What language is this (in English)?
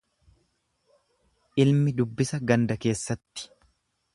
Oromo